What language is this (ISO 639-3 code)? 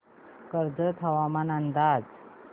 mar